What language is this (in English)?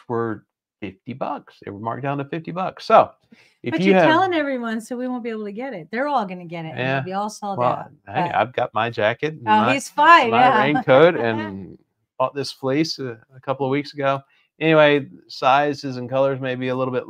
English